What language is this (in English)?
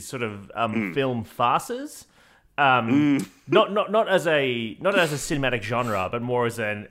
English